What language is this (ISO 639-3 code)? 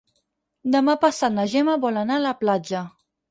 cat